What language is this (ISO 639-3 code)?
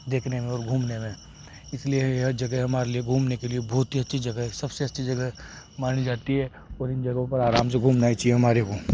hin